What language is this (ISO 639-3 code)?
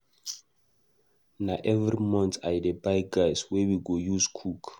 pcm